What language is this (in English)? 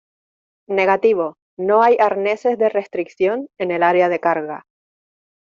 Spanish